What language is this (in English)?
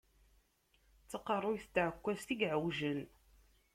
Kabyle